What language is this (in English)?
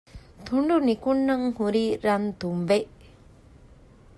Divehi